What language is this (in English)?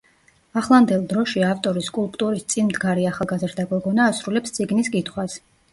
Georgian